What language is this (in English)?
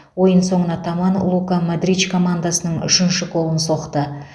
Kazakh